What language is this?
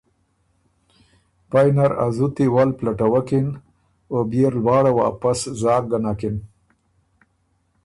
Ormuri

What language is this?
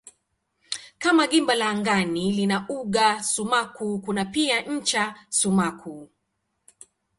Swahili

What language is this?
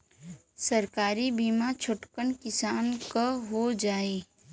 Bhojpuri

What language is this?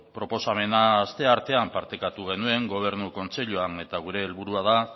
Basque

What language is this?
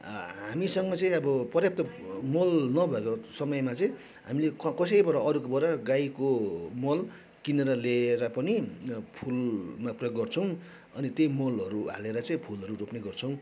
Nepali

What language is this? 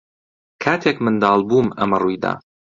Central Kurdish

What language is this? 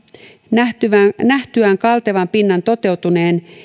Finnish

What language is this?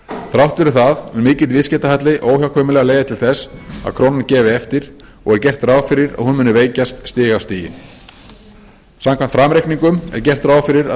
Icelandic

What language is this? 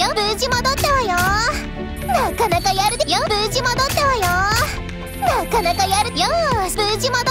Japanese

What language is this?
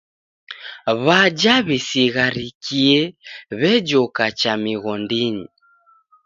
Taita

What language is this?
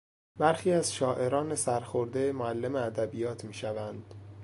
Persian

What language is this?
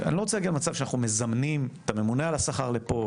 Hebrew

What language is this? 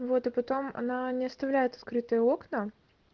Russian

